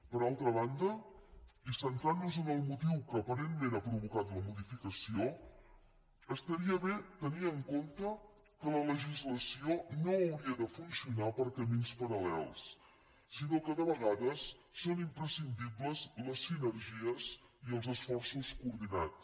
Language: Catalan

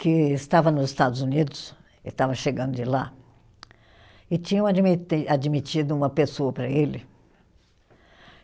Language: Portuguese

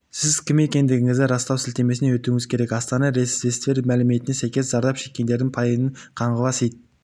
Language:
Kazakh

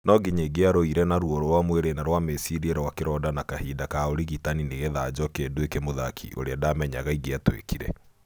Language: Kikuyu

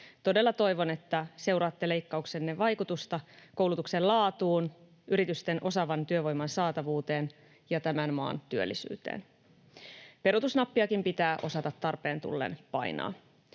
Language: Finnish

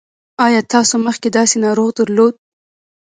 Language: Pashto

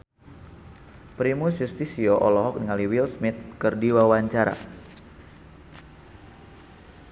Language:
Sundanese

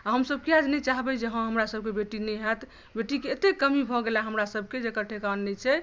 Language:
Maithili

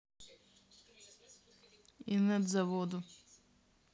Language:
Russian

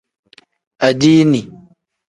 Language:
Tem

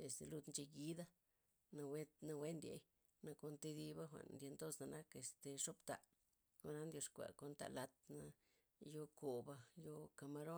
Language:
Loxicha Zapotec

